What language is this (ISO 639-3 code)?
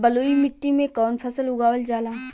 bho